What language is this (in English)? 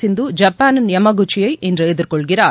Tamil